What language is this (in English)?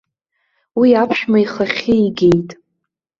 Abkhazian